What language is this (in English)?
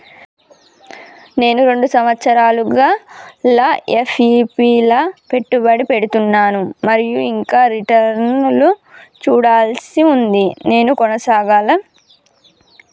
Telugu